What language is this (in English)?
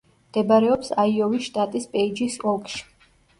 Georgian